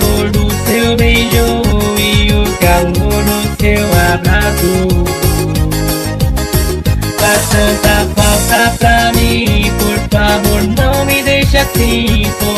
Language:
Indonesian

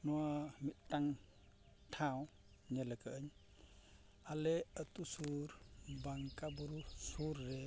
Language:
Santali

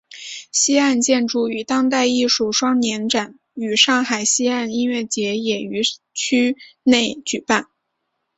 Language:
Chinese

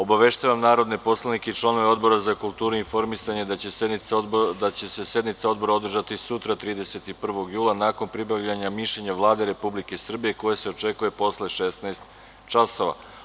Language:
Serbian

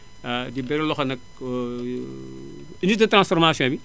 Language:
Wolof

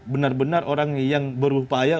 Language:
Indonesian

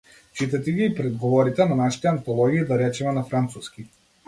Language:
Macedonian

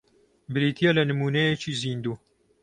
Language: Central Kurdish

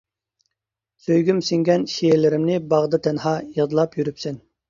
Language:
Uyghur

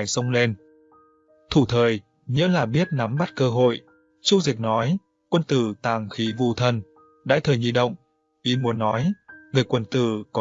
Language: Vietnamese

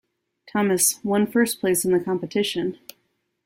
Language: English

